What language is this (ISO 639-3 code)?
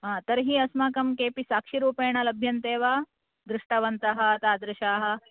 san